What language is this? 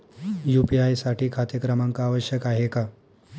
Marathi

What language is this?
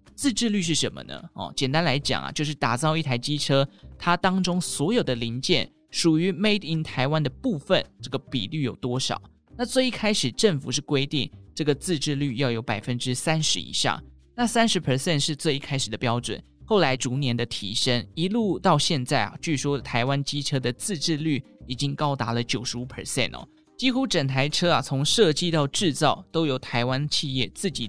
Chinese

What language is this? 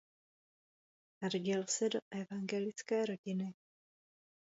Czech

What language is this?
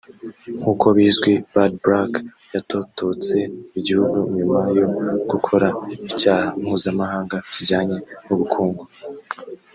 Kinyarwanda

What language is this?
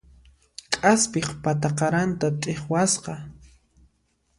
Puno Quechua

